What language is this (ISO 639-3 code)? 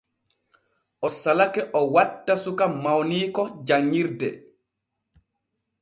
fue